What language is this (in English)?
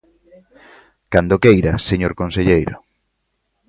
Galician